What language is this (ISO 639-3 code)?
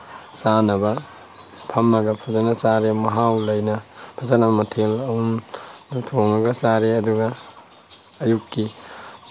mni